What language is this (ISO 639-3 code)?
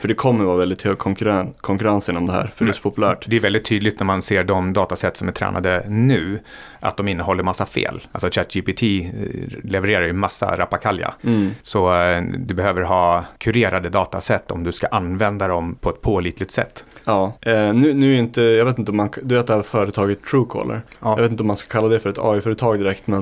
swe